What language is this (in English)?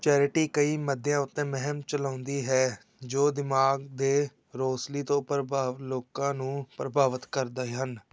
Punjabi